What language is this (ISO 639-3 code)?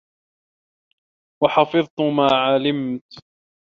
ara